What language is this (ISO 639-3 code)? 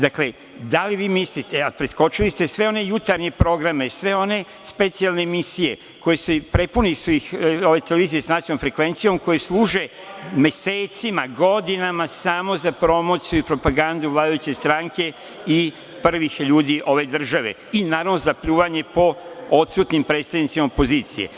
srp